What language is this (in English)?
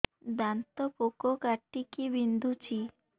Odia